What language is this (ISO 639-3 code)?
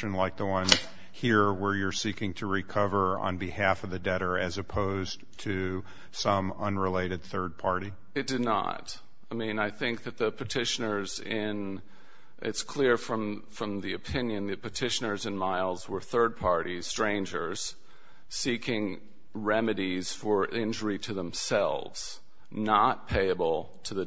eng